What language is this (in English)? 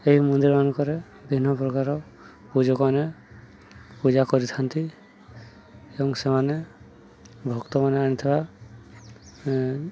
Odia